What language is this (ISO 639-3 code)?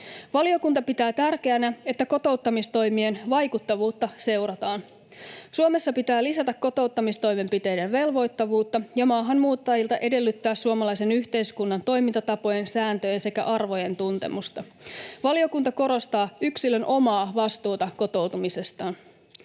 fin